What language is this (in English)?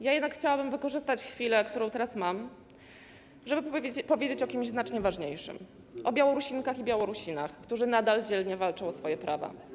Polish